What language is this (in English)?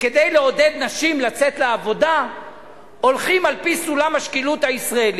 Hebrew